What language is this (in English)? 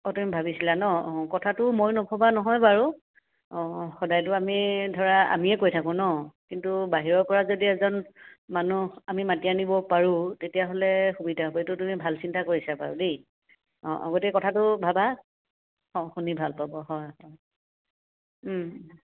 Assamese